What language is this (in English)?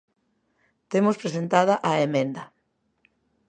Galician